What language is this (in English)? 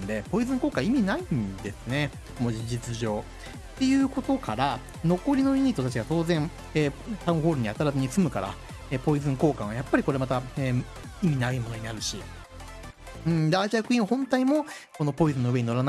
Japanese